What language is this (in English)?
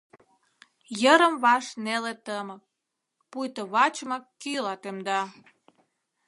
Mari